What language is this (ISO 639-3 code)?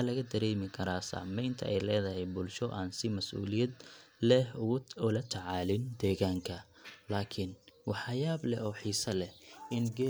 som